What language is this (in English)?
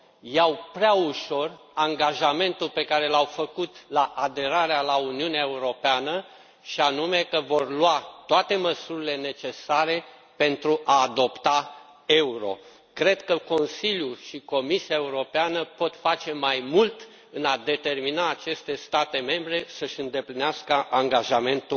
Romanian